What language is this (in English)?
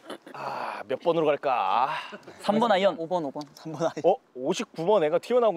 Korean